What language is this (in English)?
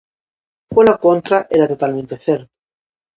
Galician